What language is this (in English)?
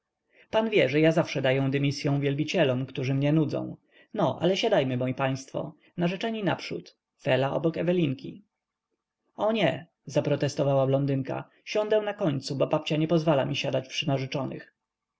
Polish